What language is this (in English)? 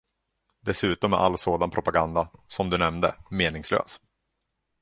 Swedish